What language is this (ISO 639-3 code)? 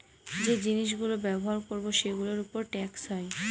ben